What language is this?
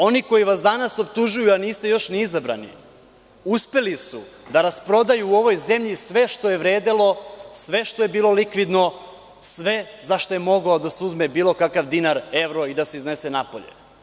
Serbian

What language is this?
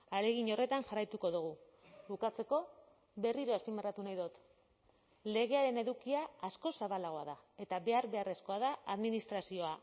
Basque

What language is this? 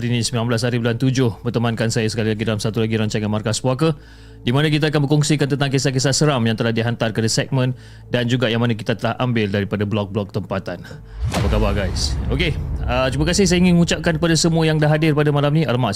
Malay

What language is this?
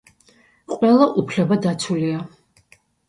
Georgian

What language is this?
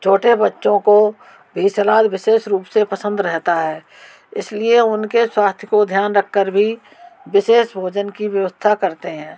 Hindi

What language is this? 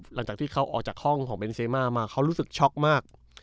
Thai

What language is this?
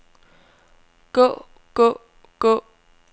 Danish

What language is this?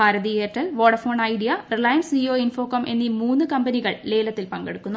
Malayalam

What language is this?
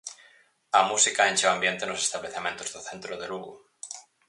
Galician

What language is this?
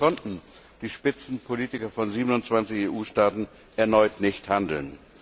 German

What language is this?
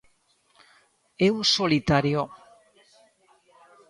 Galician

